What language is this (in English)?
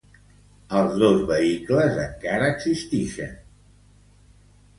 Catalan